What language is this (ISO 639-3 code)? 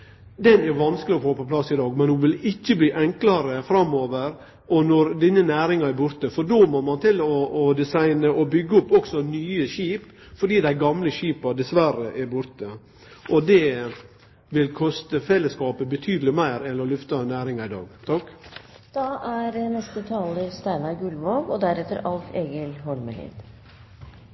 nno